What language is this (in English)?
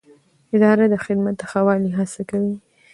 Pashto